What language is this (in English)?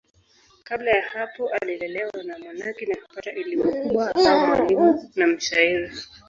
Swahili